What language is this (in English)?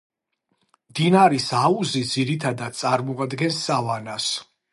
Georgian